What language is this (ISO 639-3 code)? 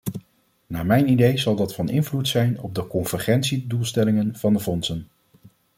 nld